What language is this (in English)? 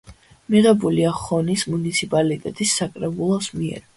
Georgian